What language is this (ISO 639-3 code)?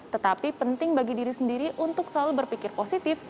ind